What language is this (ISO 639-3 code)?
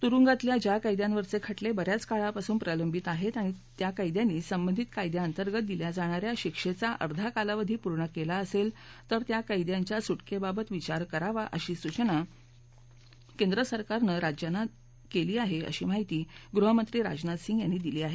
mar